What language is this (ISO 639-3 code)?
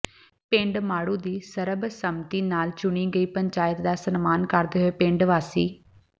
pan